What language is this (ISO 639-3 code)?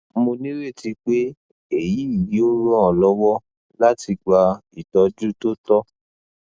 yor